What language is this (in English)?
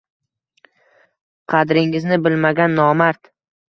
Uzbek